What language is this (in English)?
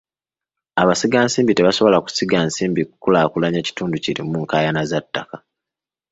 Ganda